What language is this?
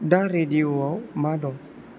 Bodo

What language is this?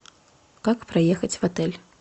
Russian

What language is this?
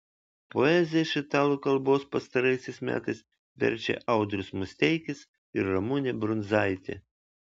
Lithuanian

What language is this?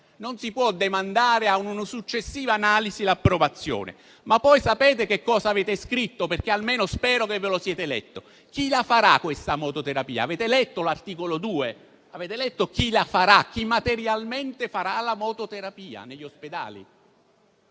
Italian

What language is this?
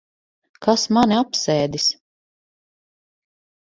Latvian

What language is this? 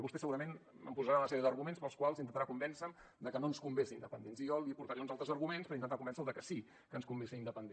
Catalan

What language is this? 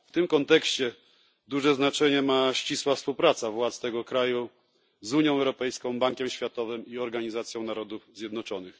Polish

